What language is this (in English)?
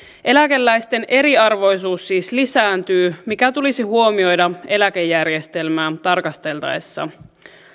Finnish